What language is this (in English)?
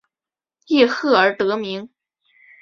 Chinese